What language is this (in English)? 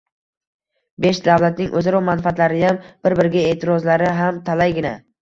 Uzbek